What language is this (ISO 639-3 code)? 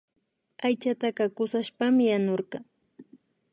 qvi